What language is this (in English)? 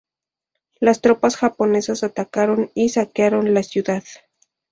Spanish